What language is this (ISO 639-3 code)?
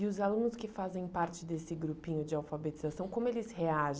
por